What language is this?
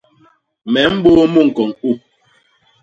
Basaa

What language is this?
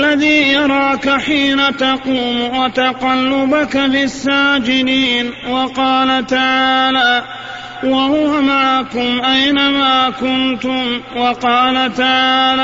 Arabic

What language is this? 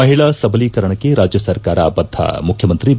Kannada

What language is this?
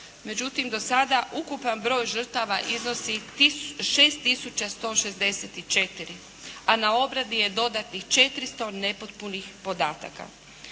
Croatian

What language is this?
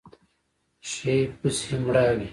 Pashto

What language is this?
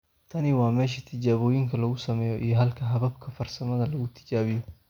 Somali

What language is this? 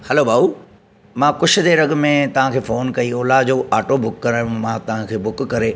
Sindhi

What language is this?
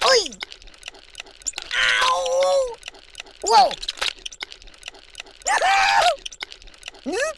English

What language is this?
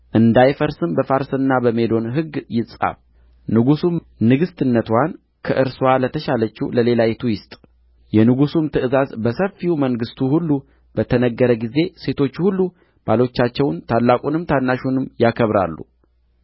Amharic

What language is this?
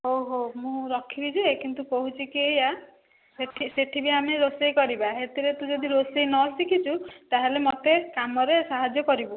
Odia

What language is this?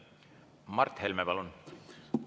Estonian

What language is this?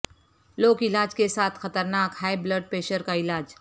Urdu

